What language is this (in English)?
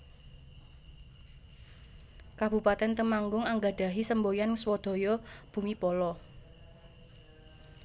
Javanese